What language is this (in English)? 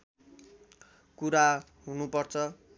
Nepali